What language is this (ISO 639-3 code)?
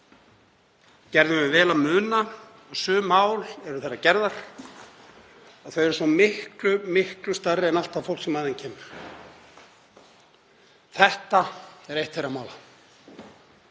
isl